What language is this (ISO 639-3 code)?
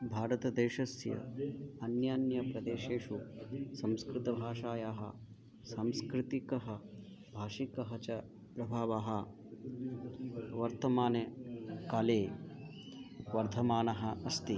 san